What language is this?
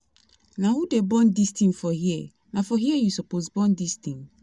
Nigerian Pidgin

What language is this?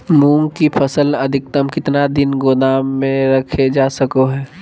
Magahi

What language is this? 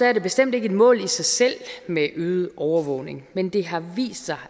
Danish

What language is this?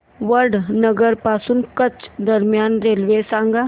Marathi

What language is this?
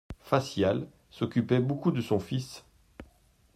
French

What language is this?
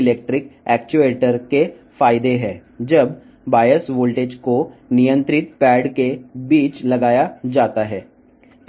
Telugu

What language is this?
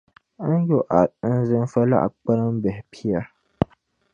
Dagbani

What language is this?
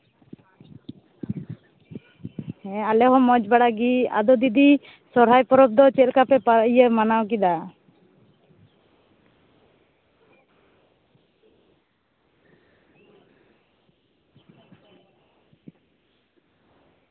Santali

